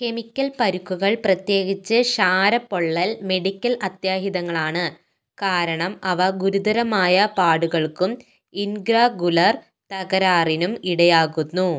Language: Malayalam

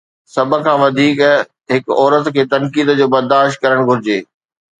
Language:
Sindhi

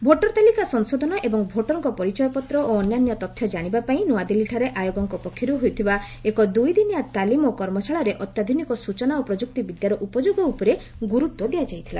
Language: Odia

